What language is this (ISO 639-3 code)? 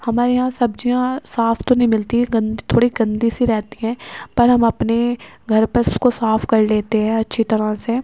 urd